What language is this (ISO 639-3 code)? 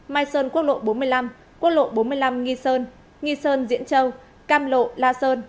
vie